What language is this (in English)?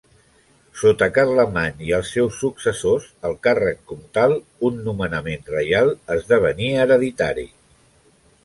Catalan